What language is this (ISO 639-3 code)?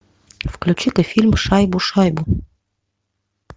rus